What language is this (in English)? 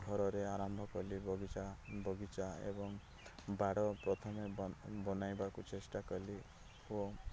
Odia